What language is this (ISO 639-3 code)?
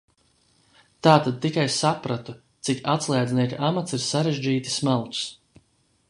lav